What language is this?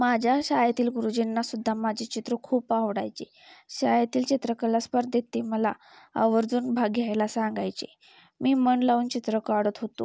Marathi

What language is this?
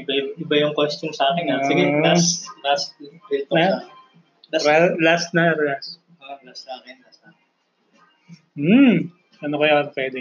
Filipino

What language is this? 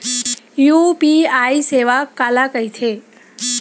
Chhattisgarhi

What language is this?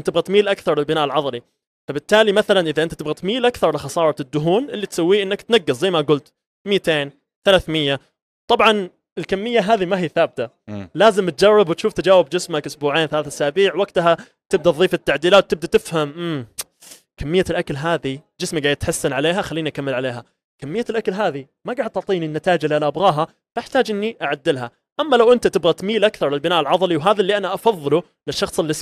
Arabic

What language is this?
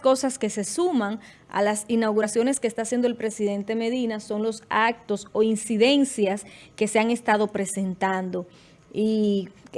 Spanish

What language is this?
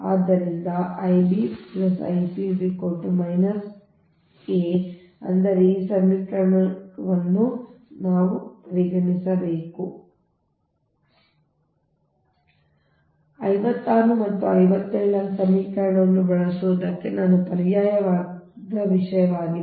Kannada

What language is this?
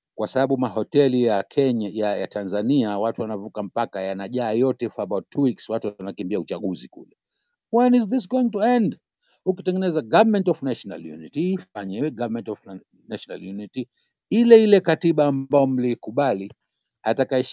Swahili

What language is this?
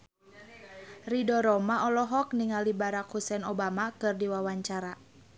Sundanese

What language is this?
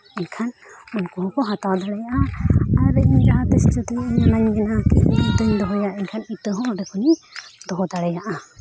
Santali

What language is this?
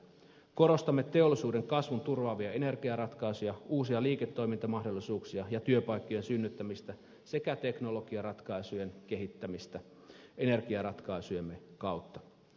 Finnish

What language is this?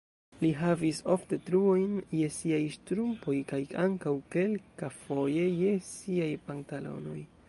Esperanto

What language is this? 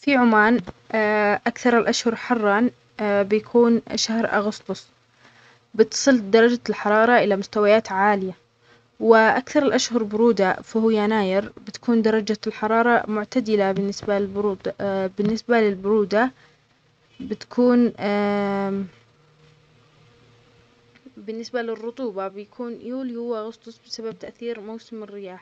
Omani Arabic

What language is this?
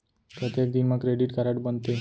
Chhattisgarhi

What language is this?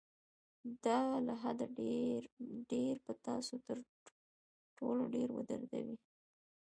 Pashto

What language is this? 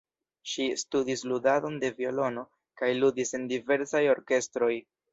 Esperanto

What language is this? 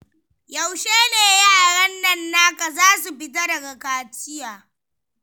Hausa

